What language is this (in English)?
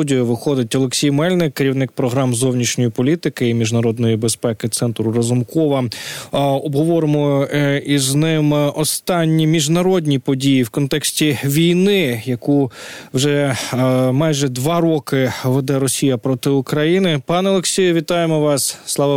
Ukrainian